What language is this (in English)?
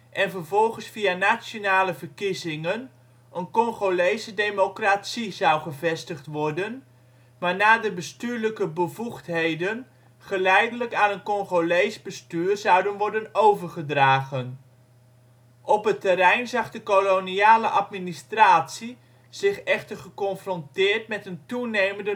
Dutch